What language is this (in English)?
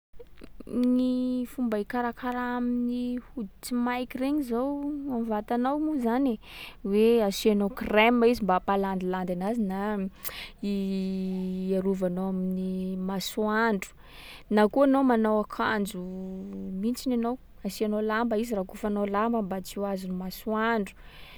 Sakalava Malagasy